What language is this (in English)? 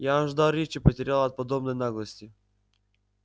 Russian